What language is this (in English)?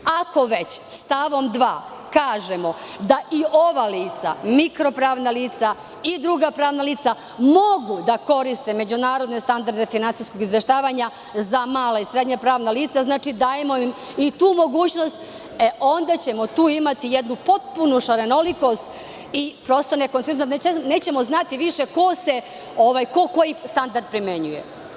Serbian